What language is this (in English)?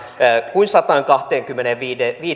Finnish